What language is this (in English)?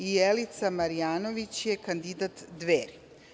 Serbian